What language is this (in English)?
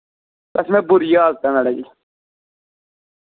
Dogri